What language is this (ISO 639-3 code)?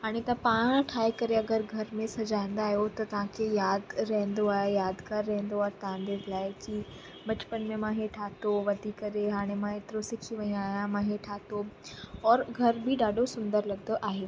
snd